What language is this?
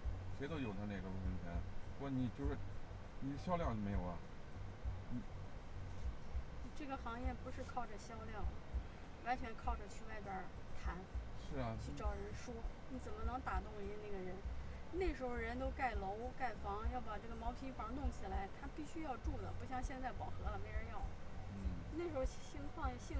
Chinese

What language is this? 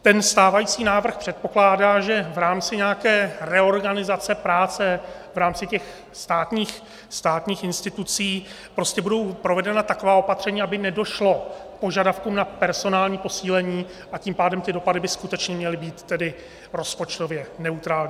Czech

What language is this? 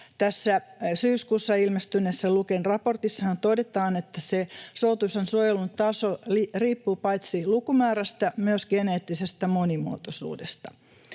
Finnish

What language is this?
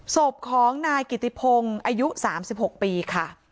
Thai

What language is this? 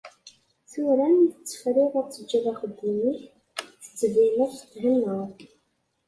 Kabyle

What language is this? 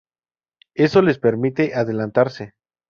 Spanish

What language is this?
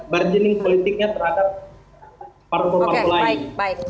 Indonesian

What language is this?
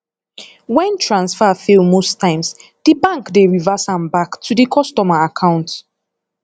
Nigerian Pidgin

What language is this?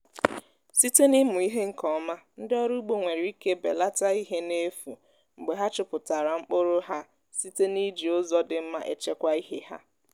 Igbo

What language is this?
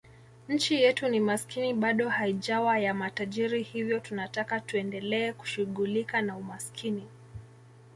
Swahili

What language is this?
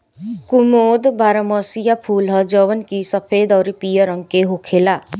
Bhojpuri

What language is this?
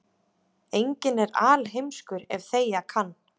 Icelandic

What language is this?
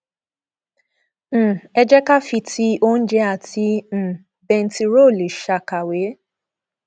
Yoruba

